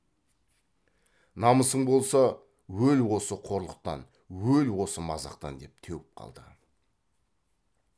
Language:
Kazakh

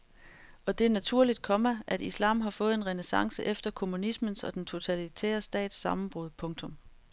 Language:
Danish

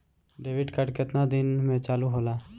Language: Bhojpuri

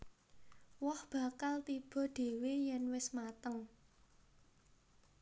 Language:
Javanese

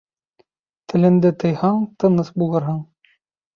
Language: Bashkir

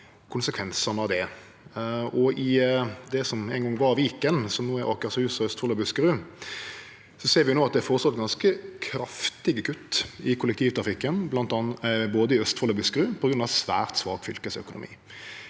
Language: Norwegian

